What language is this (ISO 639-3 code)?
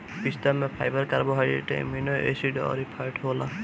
bho